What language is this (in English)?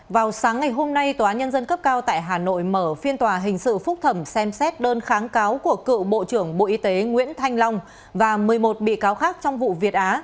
Vietnamese